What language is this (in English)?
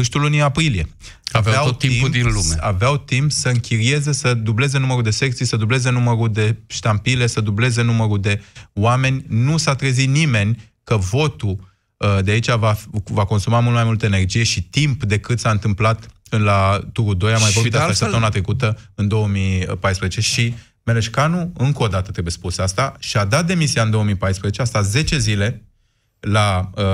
Romanian